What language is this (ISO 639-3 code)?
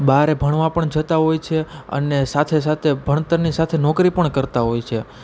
guj